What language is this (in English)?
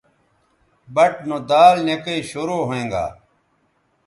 Bateri